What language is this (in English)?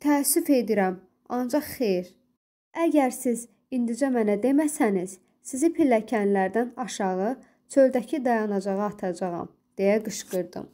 Turkish